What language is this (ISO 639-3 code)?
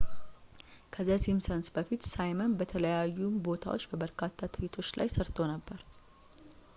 amh